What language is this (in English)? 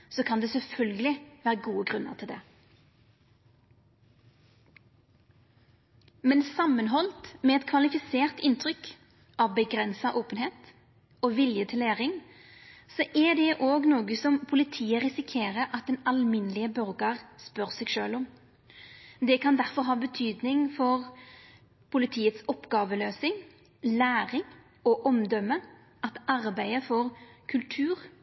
Norwegian Nynorsk